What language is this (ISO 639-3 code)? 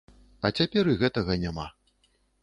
bel